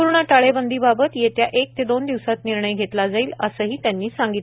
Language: Marathi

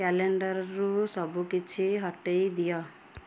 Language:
Odia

